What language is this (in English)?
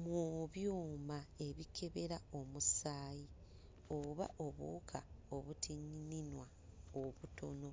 Ganda